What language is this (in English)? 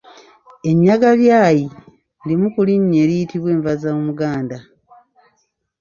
Ganda